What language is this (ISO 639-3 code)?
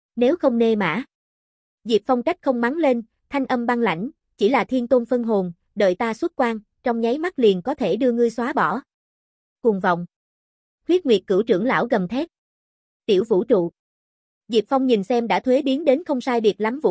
vie